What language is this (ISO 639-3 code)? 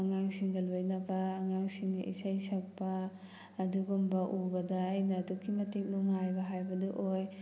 mni